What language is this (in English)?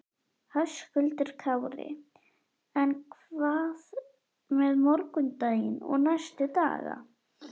Icelandic